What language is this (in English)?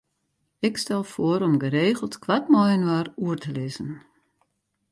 Western Frisian